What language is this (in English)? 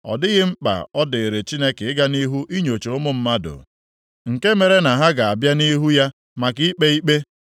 Igbo